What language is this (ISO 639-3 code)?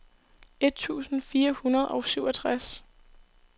dan